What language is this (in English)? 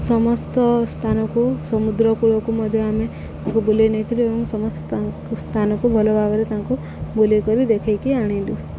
Odia